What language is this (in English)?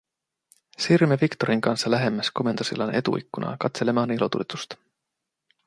Finnish